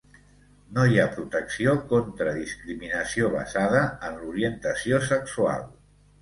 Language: Catalan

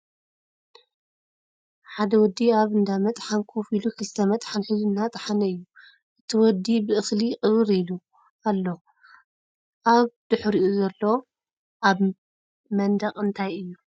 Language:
Tigrinya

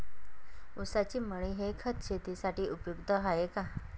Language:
Marathi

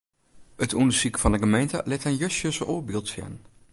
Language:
Western Frisian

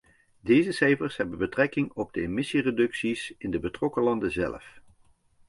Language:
Dutch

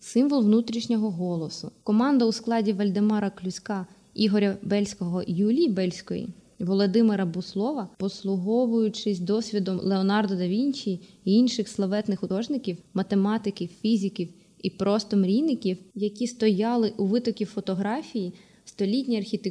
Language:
Ukrainian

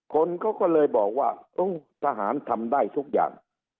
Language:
Thai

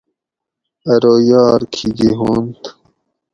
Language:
Gawri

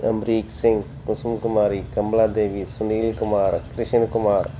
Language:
Punjabi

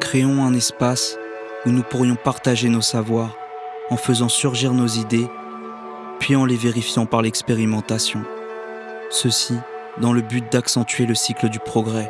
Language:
French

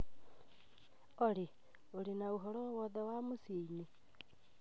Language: Kikuyu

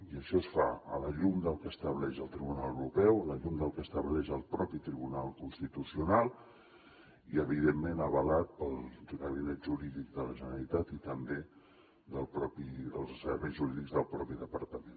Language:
Catalan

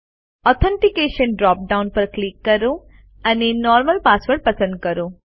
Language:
Gujarati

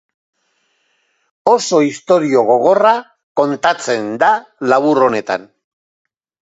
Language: Basque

